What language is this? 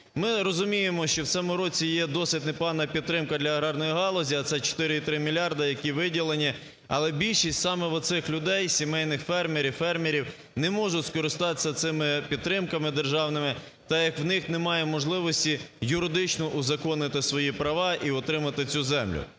Ukrainian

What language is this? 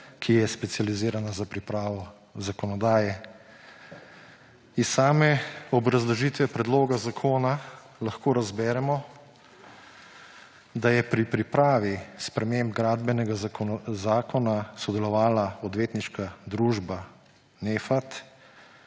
Slovenian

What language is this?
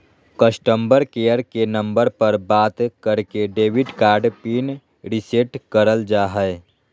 Magahi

